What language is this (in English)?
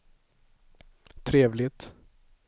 Swedish